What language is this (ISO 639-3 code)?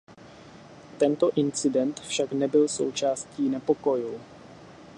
ces